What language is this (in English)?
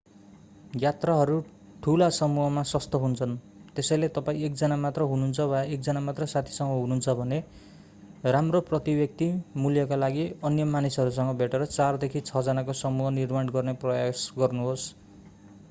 Nepali